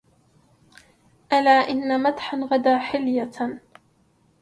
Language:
Arabic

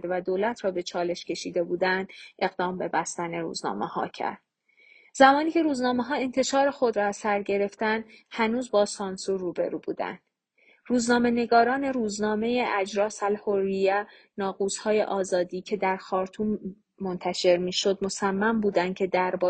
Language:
Persian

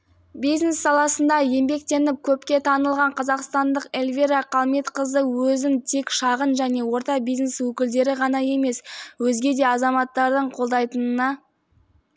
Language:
Kazakh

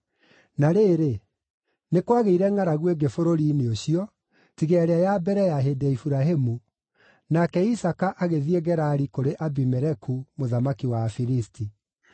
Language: Kikuyu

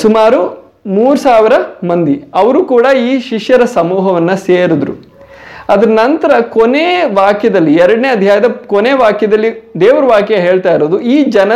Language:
Kannada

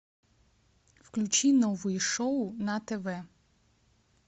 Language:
Russian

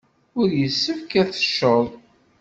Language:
Kabyle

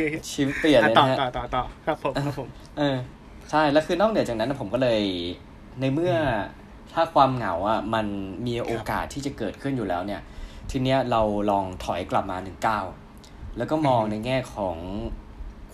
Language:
Thai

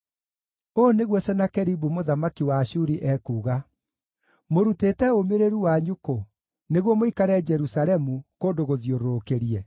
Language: Kikuyu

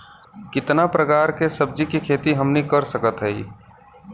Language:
Bhojpuri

